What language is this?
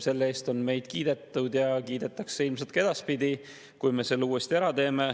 Estonian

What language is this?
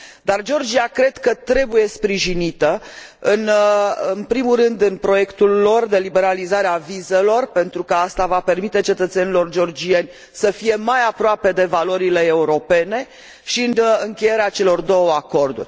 Romanian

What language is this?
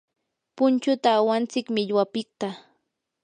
Yanahuanca Pasco Quechua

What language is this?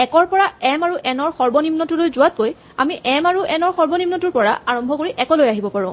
Assamese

